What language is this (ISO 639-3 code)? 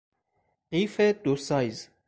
fas